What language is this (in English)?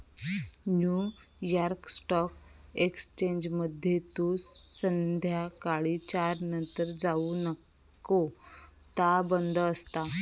Marathi